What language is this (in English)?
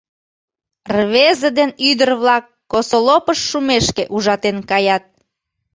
Mari